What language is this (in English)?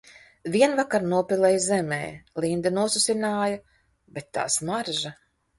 Latvian